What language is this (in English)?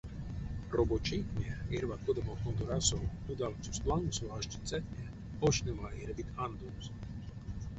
Erzya